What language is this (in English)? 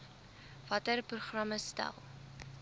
Afrikaans